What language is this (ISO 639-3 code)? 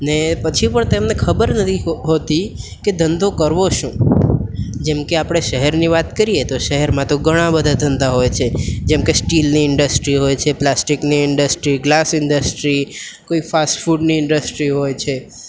guj